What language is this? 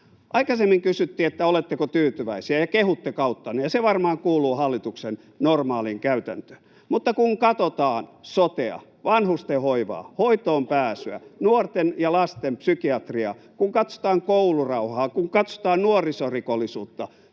Finnish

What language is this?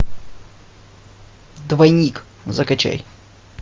Russian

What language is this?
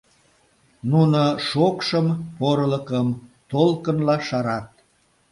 Mari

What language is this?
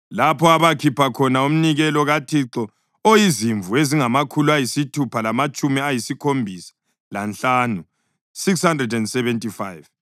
North Ndebele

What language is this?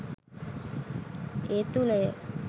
Sinhala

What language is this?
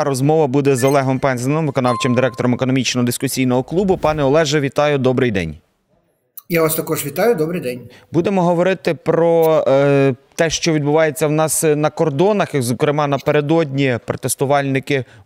Ukrainian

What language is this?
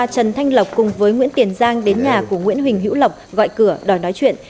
Vietnamese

